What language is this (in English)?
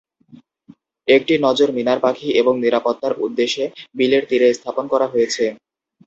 Bangla